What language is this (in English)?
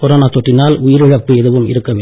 Tamil